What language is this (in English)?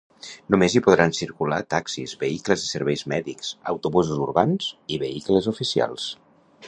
Catalan